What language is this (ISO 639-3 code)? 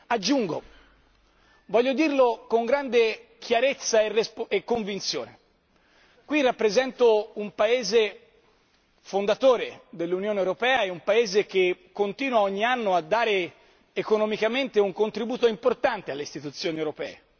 ita